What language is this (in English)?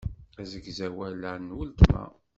Kabyle